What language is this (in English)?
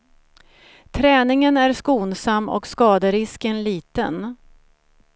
Swedish